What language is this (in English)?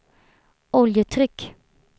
Swedish